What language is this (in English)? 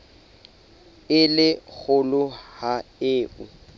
Southern Sotho